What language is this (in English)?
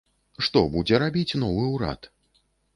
Belarusian